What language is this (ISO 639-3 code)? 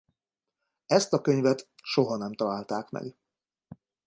hun